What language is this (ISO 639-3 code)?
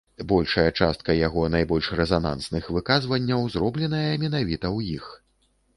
bel